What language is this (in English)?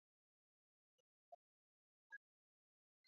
Swahili